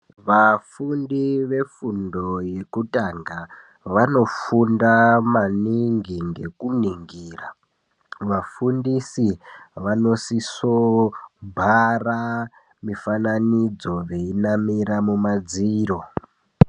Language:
Ndau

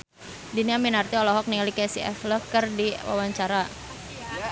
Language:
Sundanese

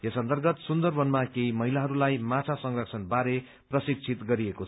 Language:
Nepali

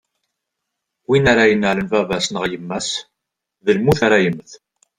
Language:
Kabyle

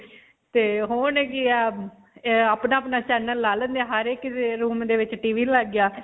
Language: Punjabi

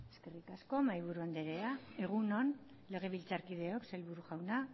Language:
Basque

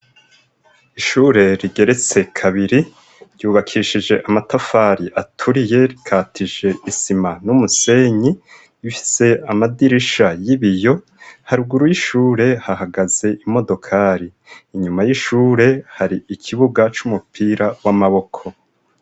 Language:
Rundi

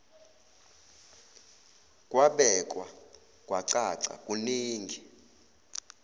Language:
Zulu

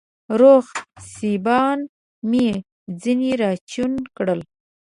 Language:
Pashto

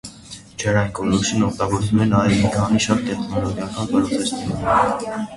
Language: Armenian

